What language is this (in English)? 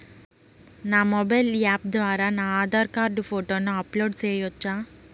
Telugu